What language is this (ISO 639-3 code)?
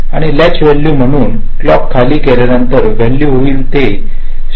mar